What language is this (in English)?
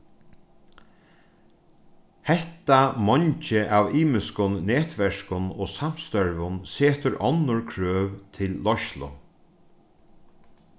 Faroese